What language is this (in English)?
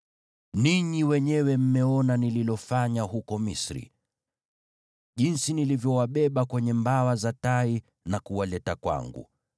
Swahili